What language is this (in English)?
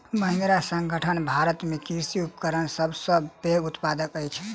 Maithili